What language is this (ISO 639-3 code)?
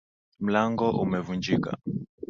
swa